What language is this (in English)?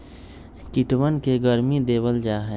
Magahi